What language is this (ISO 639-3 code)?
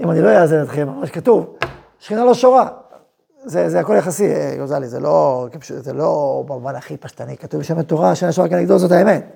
heb